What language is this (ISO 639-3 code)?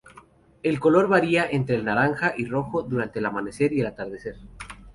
spa